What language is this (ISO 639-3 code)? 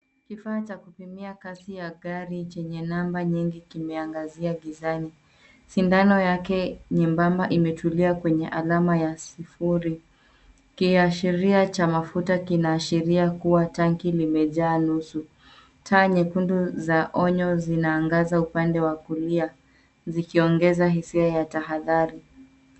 swa